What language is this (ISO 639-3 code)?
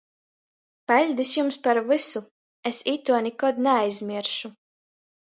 ltg